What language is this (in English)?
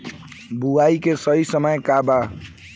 Bhojpuri